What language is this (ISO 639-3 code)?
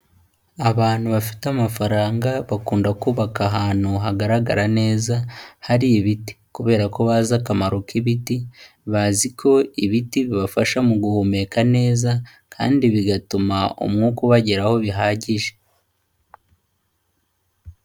kin